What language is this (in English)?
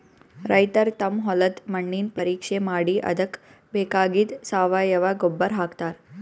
Kannada